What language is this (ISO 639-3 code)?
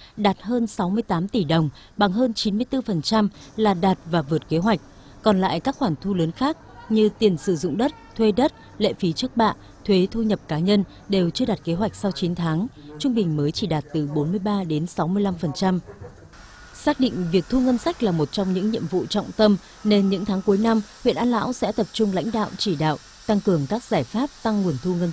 vie